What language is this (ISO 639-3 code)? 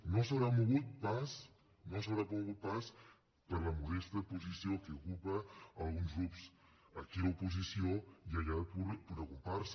cat